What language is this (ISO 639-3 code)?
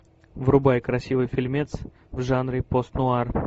rus